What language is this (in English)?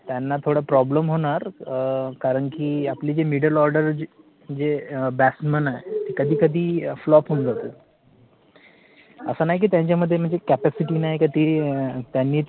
Marathi